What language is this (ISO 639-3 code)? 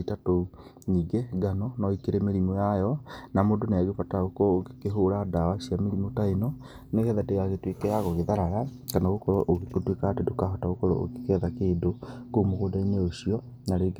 kik